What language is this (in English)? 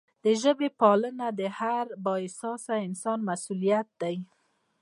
Pashto